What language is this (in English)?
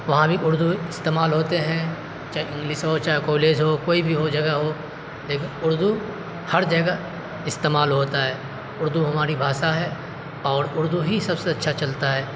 Urdu